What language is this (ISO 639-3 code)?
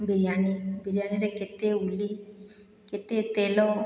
ori